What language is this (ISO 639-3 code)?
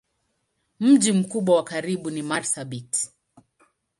swa